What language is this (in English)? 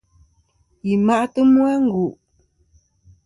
Kom